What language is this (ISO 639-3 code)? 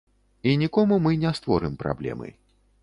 bel